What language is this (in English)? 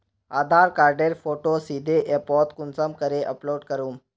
Magahi